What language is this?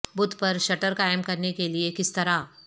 Urdu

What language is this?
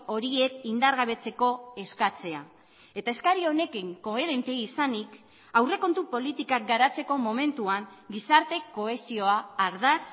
Basque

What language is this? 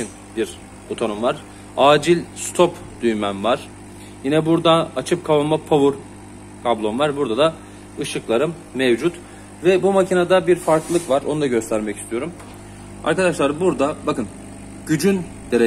Turkish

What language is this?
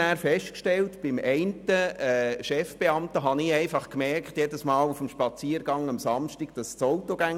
Swiss German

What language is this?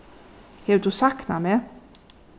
Faroese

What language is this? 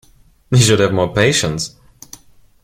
English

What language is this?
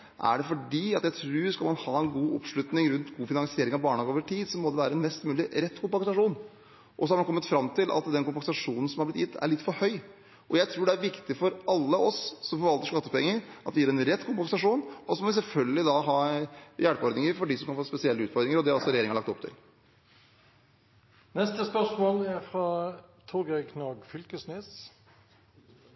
Norwegian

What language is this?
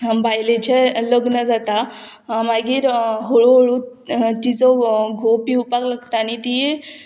Konkani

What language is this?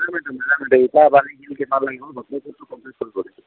Assamese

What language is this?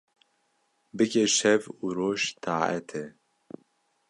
Kurdish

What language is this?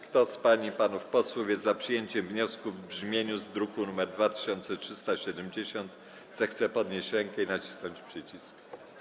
Polish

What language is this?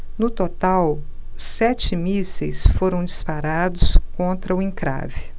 Portuguese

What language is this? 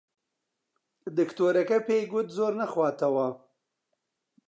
Central Kurdish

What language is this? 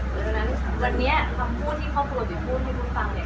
Thai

